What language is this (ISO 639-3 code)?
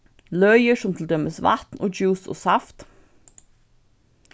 fao